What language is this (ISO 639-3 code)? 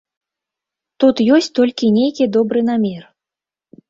bel